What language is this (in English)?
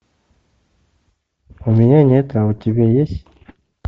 Russian